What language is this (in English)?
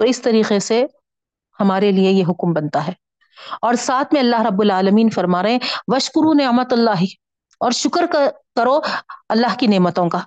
Urdu